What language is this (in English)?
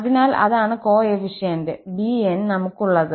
Malayalam